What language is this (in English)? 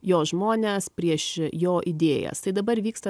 Lithuanian